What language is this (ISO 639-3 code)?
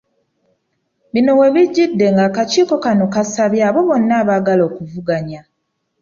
lug